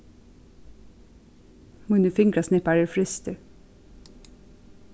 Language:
Faroese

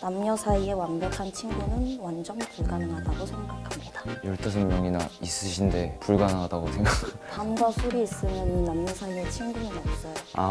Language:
Korean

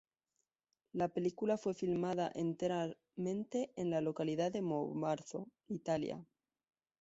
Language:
Spanish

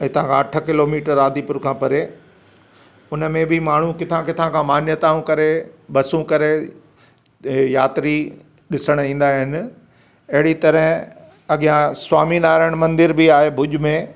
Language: Sindhi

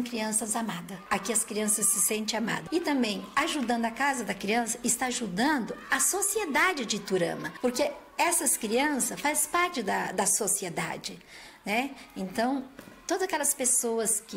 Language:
Portuguese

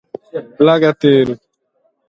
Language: Sardinian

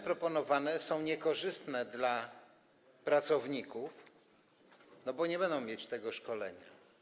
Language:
Polish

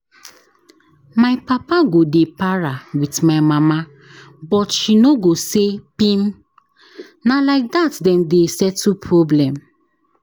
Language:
Nigerian Pidgin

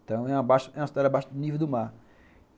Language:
Portuguese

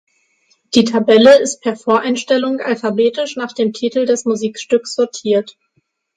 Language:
German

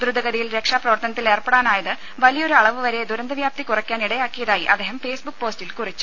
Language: Malayalam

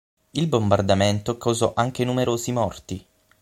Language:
Italian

